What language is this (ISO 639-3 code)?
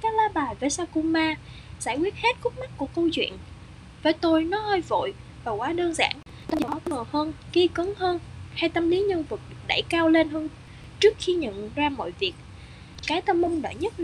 vie